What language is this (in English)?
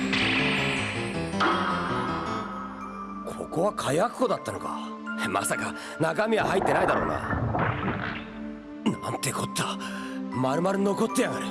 Japanese